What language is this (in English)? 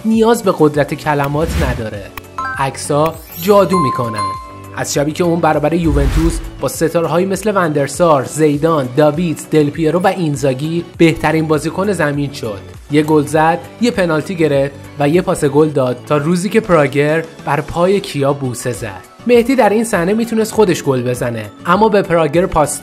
Persian